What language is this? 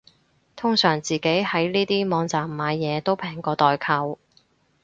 Cantonese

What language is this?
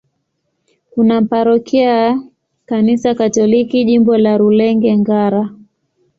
Swahili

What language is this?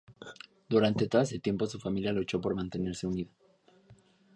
Spanish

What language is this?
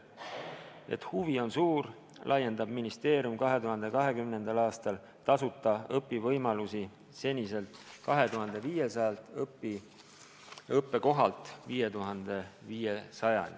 Estonian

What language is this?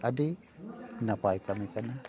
Santali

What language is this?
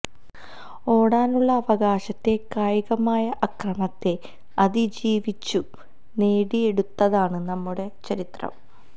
Malayalam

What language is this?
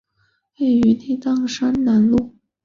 Chinese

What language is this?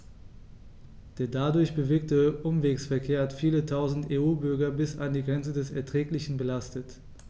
German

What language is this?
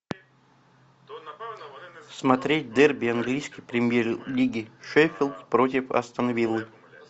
Russian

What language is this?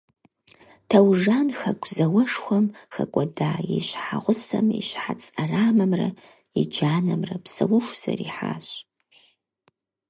Kabardian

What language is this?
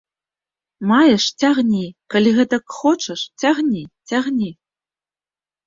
Belarusian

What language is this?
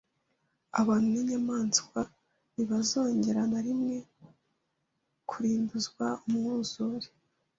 Kinyarwanda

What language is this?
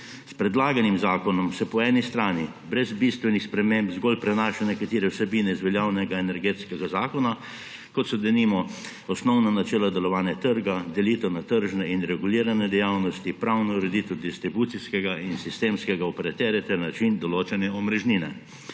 Slovenian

